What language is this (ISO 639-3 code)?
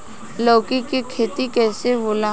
bho